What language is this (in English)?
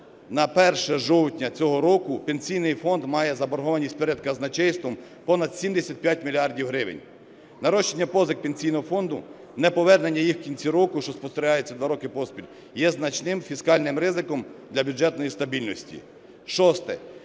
Ukrainian